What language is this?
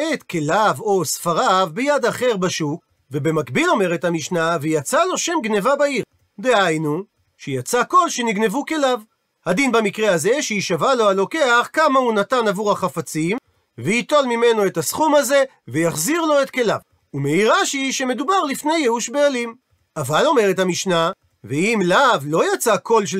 Hebrew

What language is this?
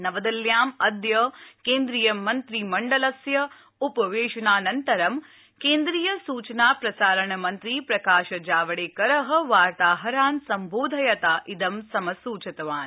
Sanskrit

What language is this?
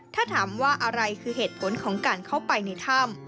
Thai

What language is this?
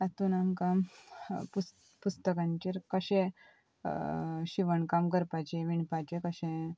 Konkani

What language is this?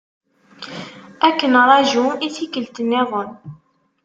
Kabyle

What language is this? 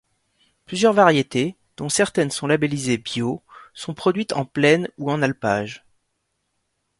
French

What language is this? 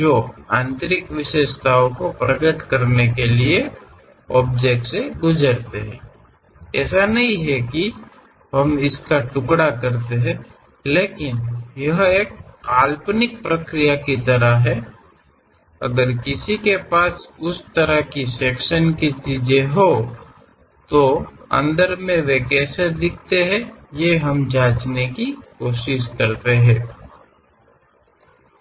Kannada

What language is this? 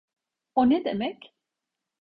Turkish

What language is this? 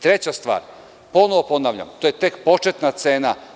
Serbian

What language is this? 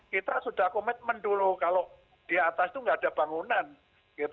Indonesian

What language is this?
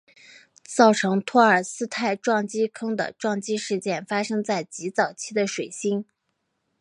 Chinese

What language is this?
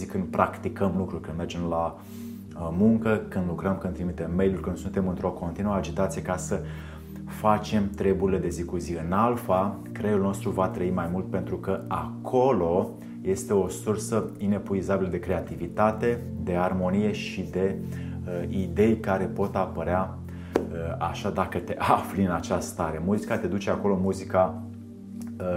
Romanian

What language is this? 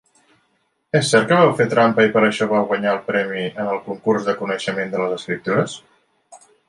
Catalan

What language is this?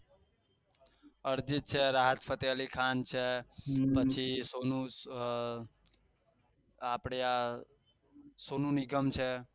Gujarati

